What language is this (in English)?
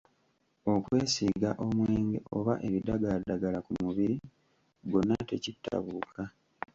Ganda